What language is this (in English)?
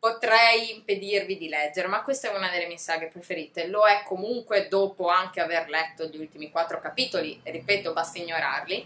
Italian